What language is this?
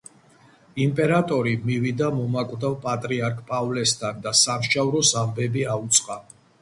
Georgian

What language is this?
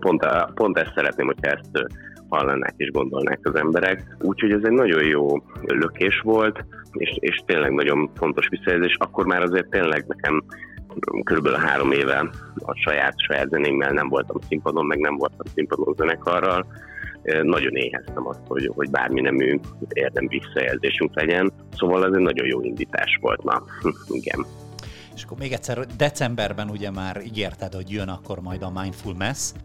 Hungarian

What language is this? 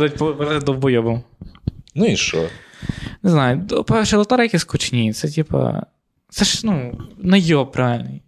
Ukrainian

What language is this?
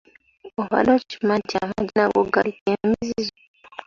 Ganda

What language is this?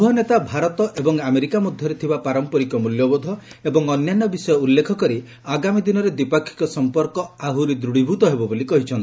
Odia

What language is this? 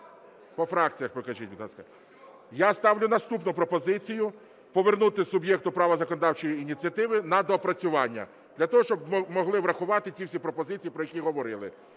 Ukrainian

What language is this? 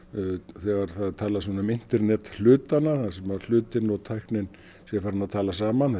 Icelandic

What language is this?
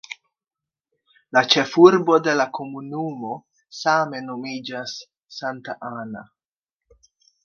Esperanto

